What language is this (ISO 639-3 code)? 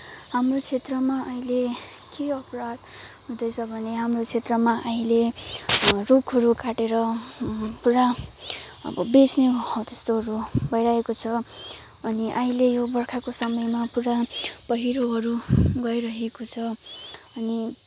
nep